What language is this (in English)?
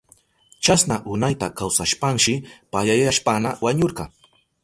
Southern Pastaza Quechua